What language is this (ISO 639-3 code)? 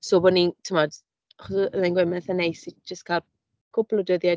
cym